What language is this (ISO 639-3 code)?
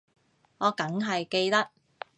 yue